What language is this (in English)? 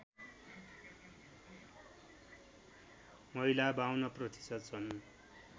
Nepali